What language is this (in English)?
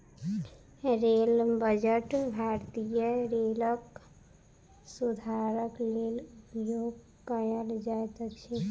Maithili